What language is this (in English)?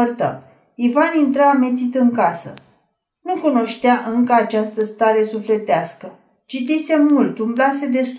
Romanian